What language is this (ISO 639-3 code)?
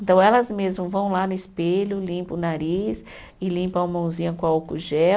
por